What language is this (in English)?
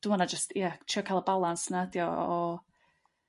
Welsh